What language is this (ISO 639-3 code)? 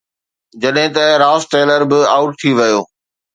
snd